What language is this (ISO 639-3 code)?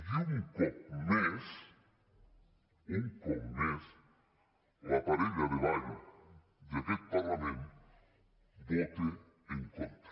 cat